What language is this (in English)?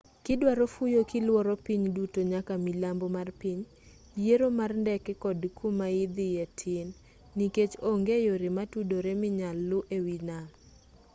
Luo (Kenya and Tanzania)